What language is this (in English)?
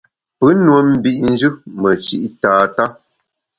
Bamun